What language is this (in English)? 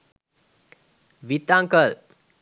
Sinhala